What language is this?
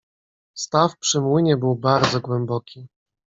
Polish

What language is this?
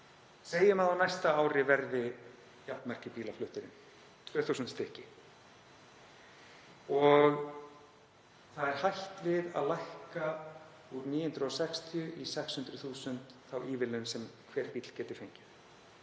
Icelandic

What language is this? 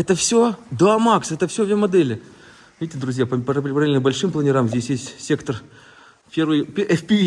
Russian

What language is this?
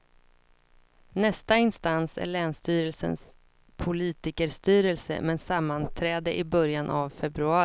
Swedish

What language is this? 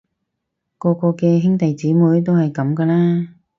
Cantonese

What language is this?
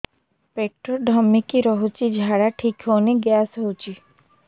Odia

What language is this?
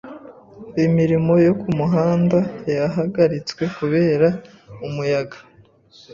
Kinyarwanda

